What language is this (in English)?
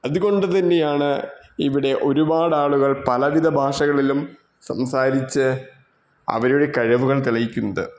Malayalam